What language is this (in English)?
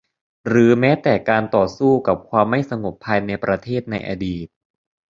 Thai